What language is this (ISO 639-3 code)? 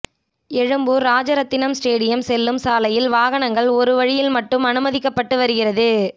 tam